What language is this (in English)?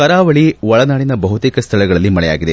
Kannada